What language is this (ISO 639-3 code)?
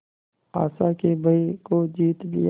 hin